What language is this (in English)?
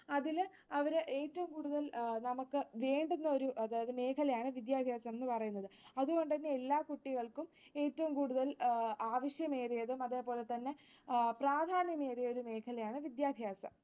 Malayalam